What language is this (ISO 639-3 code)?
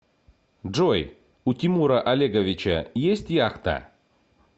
rus